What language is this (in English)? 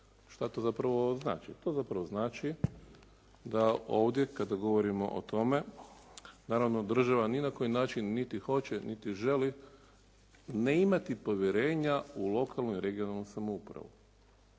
Croatian